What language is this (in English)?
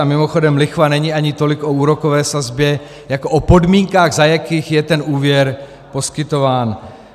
Czech